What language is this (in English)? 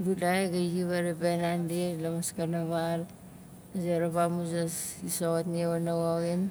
Nalik